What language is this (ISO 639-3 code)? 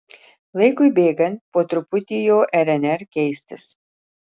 lit